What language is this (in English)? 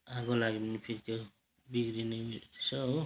Nepali